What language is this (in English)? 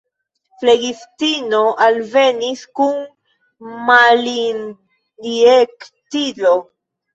Esperanto